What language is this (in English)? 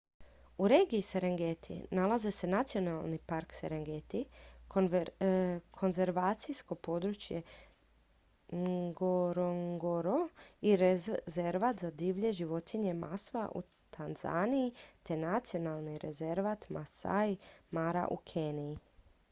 Croatian